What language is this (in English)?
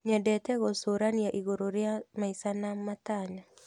Kikuyu